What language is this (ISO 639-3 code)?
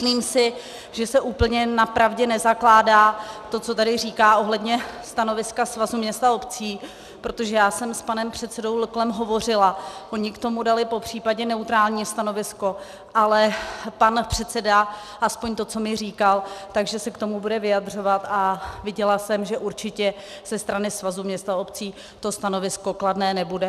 ces